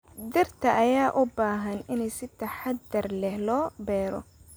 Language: Somali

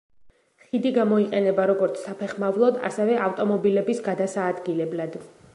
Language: Georgian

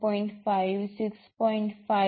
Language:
Gujarati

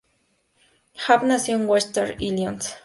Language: Spanish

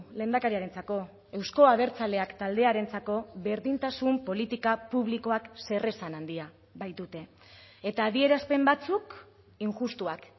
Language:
Basque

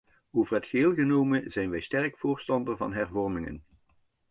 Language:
Dutch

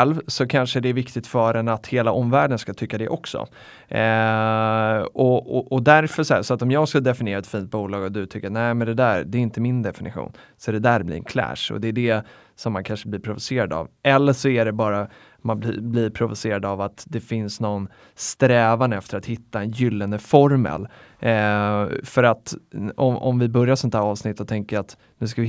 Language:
Swedish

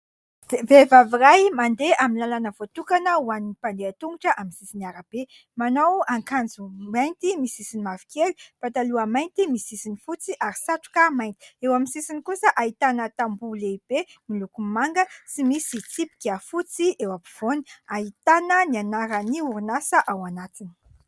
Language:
Malagasy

